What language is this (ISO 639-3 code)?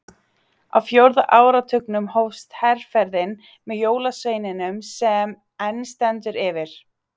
isl